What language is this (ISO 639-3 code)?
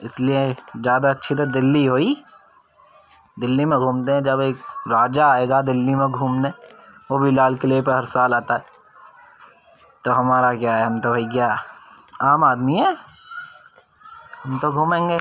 urd